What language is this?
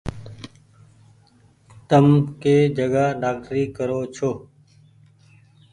Goaria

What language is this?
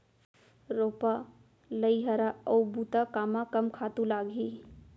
Chhattisgarhi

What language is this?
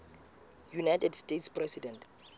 Southern Sotho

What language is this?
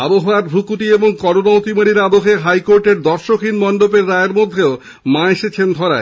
Bangla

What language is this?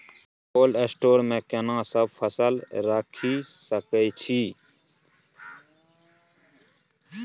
Maithili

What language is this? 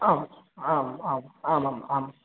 Sanskrit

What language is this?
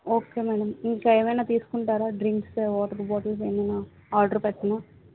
Telugu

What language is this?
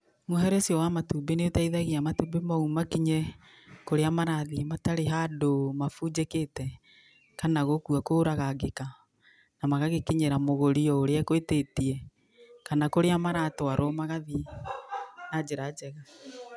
Kikuyu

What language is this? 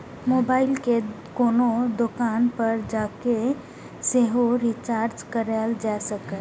Maithili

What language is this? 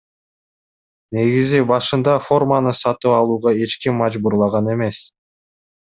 Kyrgyz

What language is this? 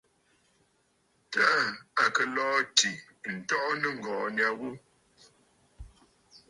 Bafut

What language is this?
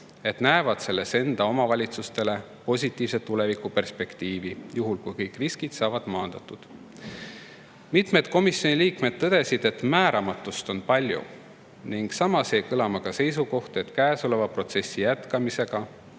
Estonian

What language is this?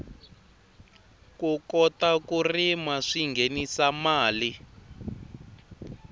Tsonga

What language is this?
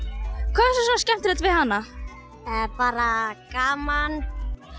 Icelandic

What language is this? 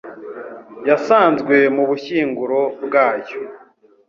Kinyarwanda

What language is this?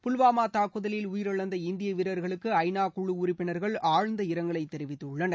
Tamil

